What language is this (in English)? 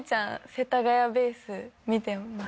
Japanese